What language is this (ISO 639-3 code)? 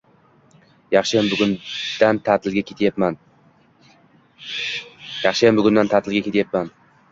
uzb